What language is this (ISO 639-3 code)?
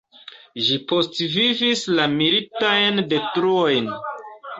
epo